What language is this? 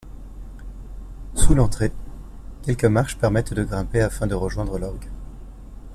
French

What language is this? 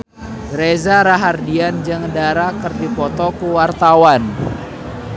Sundanese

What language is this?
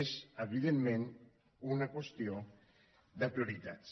Catalan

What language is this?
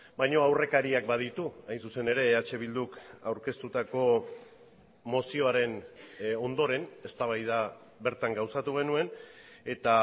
Basque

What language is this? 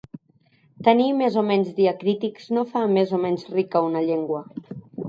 Catalan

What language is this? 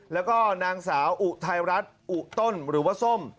Thai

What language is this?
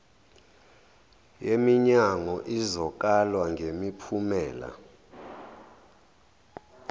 Zulu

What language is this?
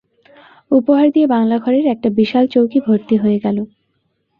Bangla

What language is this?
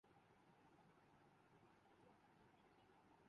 Urdu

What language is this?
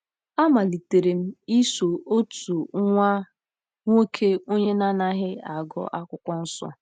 Igbo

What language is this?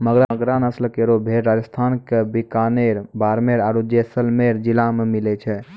Maithili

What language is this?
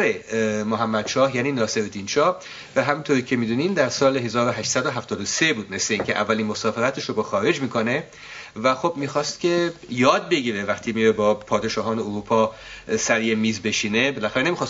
Persian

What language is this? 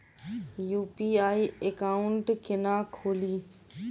Maithili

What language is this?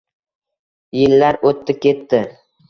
Uzbek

